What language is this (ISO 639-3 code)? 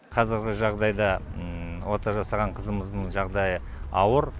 kaz